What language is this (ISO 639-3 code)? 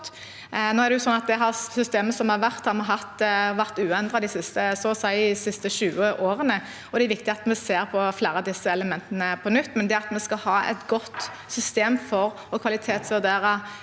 nor